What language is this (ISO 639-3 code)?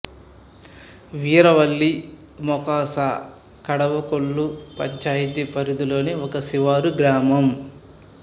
tel